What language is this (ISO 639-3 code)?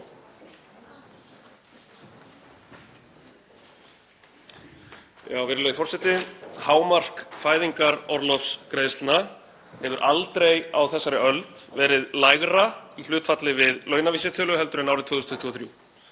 isl